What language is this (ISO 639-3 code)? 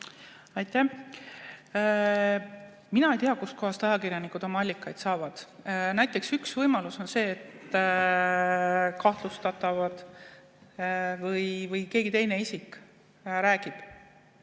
est